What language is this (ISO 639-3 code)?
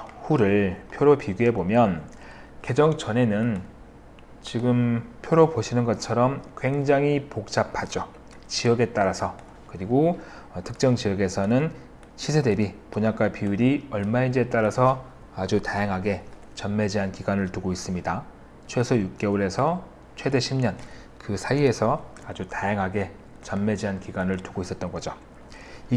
kor